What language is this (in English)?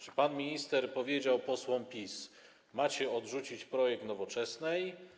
Polish